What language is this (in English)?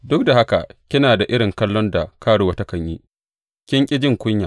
Hausa